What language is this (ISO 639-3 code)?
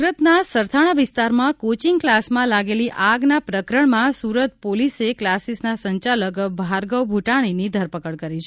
guj